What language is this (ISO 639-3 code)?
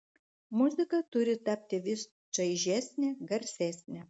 lit